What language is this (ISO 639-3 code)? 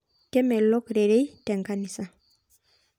mas